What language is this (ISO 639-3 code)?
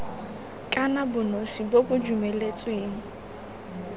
tsn